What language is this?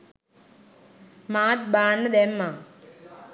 Sinhala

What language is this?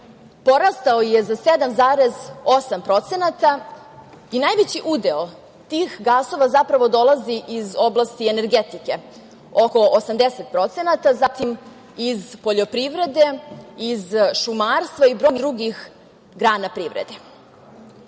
Serbian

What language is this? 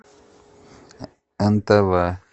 Russian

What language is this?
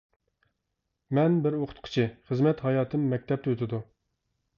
Uyghur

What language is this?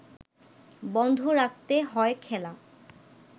Bangla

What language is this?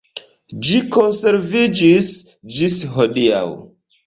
Esperanto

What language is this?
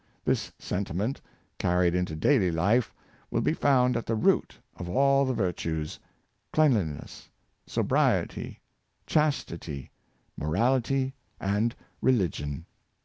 English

